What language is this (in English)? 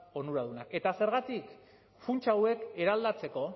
Basque